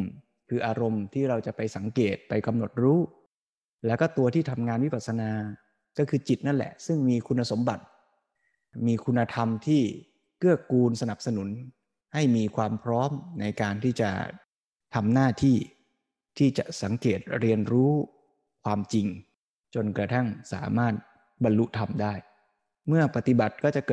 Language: Thai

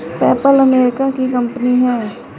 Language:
Hindi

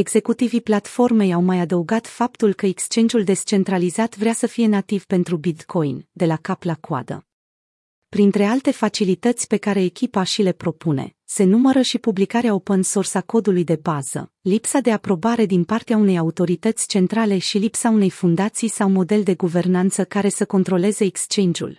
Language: Romanian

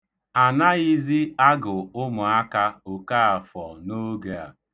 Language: Igbo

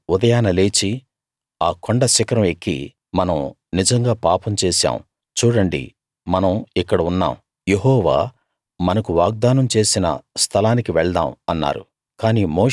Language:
Telugu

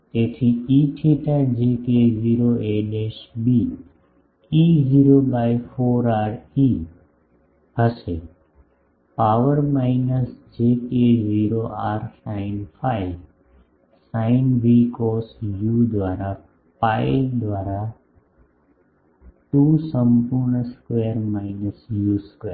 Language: Gujarati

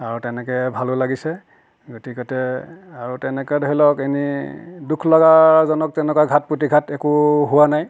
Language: Assamese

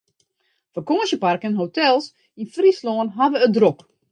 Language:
Western Frisian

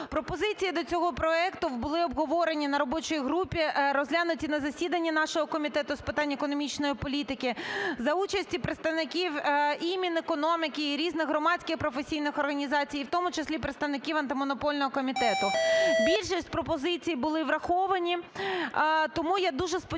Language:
Ukrainian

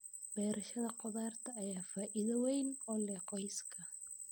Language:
Somali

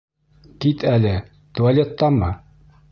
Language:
Bashkir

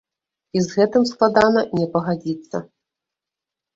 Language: Belarusian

